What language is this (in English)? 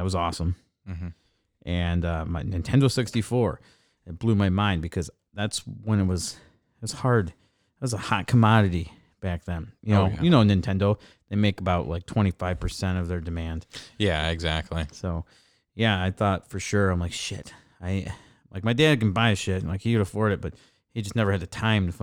English